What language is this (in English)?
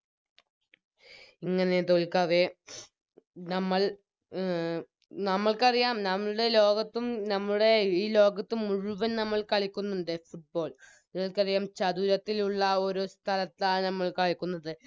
Malayalam